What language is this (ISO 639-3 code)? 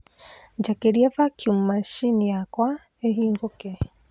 kik